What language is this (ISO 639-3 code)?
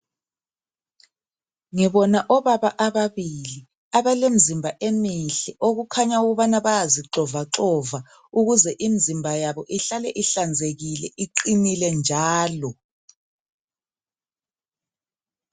nde